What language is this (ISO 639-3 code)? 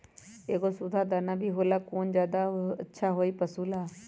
mag